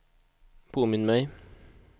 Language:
Swedish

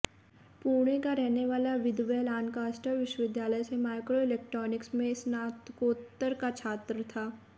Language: Hindi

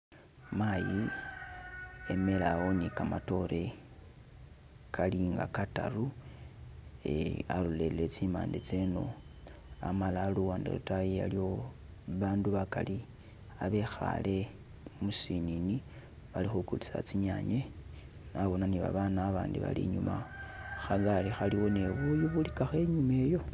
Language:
Masaaba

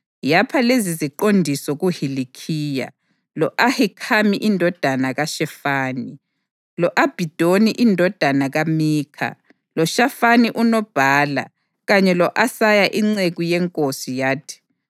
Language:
North Ndebele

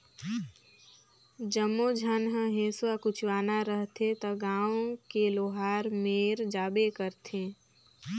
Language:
Chhattisgarhi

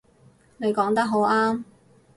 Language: Cantonese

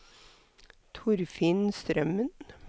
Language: Norwegian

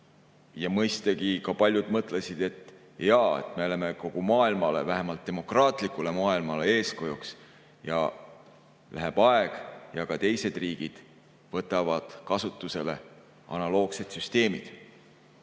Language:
Estonian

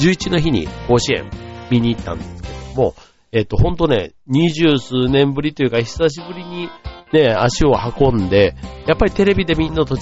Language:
Japanese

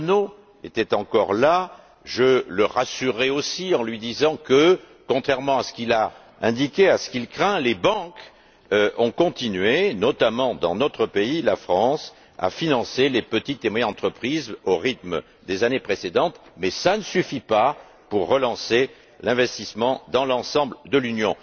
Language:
French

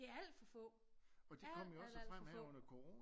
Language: Danish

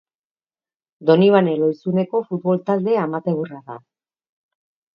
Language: Basque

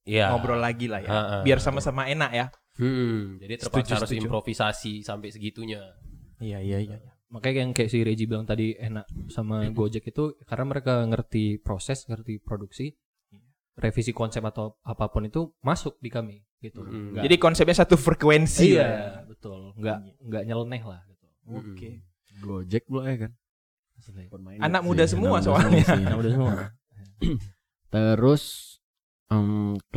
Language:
Indonesian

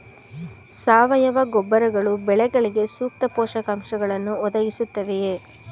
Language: Kannada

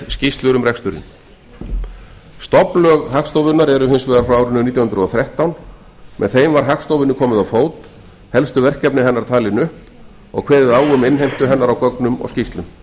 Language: Icelandic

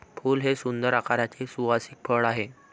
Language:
Marathi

